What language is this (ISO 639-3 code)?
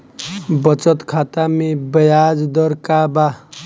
bho